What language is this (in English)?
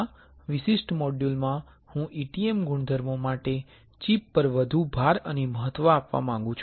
Gujarati